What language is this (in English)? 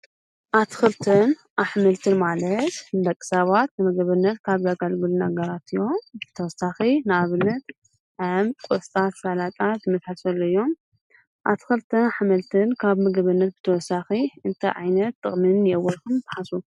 Tigrinya